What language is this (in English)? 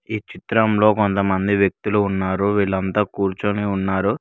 Telugu